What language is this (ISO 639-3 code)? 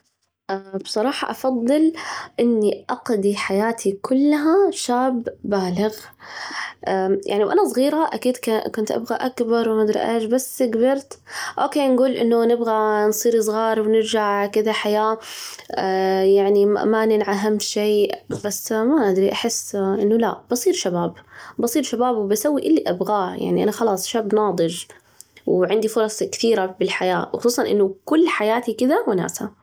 ars